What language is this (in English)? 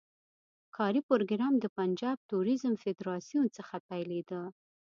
Pashto